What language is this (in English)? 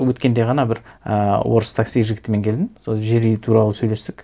Kazakh